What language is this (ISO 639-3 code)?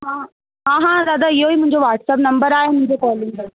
snd